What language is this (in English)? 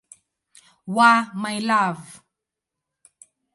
Swahili